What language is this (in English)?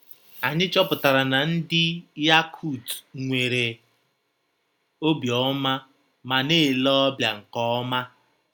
Igbo